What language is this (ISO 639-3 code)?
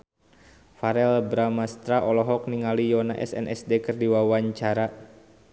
sun